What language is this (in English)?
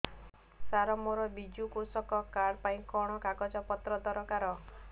Odia